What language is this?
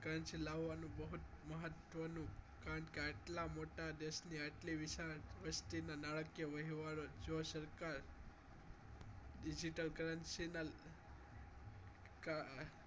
Gujarati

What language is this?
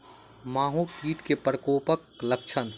Maithili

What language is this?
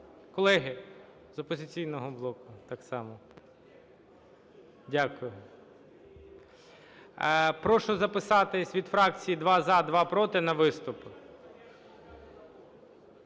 Ukrainian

